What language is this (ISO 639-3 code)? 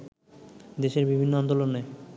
ben